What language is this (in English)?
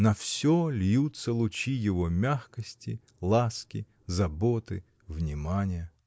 Russian